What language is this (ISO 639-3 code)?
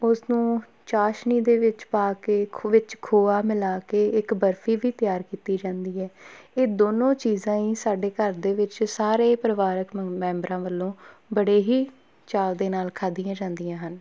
pan